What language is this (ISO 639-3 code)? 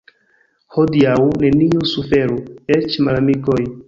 epo